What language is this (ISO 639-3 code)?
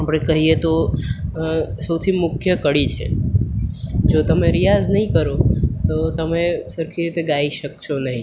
guj